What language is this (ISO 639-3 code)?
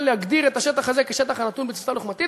heb